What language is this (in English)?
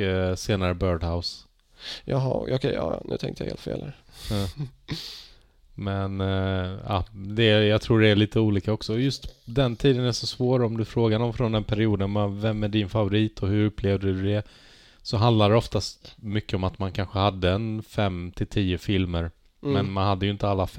Swedish